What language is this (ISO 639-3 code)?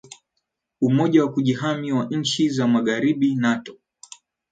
swa